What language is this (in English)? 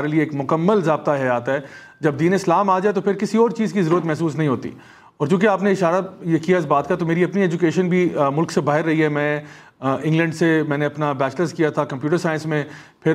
Urdu